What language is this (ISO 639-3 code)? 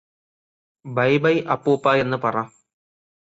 mal